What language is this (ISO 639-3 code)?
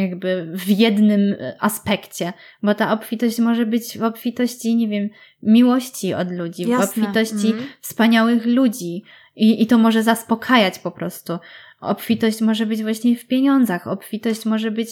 pol